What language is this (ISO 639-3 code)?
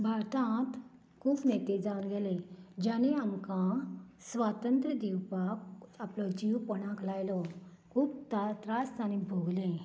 kok